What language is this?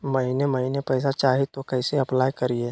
Magahi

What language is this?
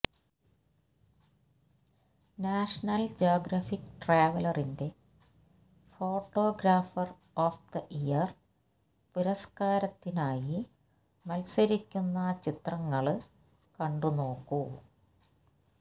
Malayalam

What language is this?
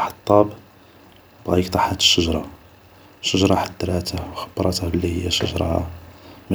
Algerian Arabic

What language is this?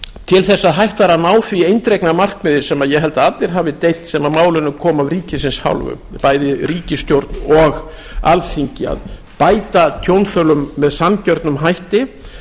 Icelandic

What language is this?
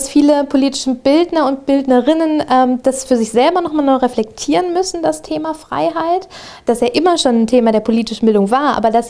German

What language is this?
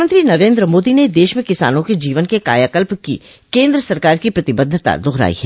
Hindi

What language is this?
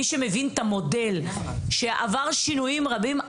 Hebrew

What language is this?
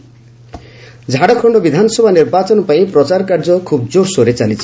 Odia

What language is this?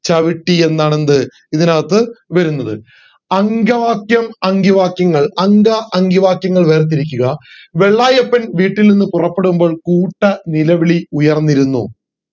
Malayalam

